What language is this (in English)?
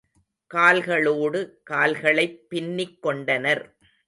Tamil